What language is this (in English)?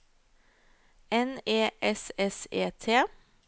Norwegian